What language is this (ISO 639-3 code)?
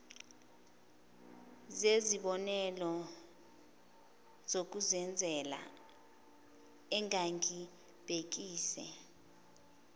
zul